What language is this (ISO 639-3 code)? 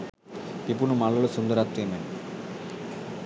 sin